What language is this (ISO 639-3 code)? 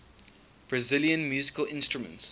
eng